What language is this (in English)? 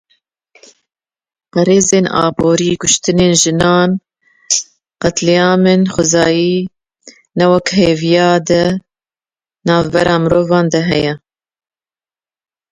Kurdish